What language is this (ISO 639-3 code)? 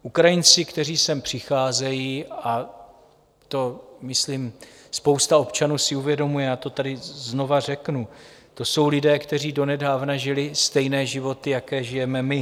ces